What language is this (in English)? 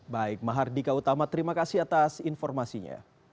Indonesian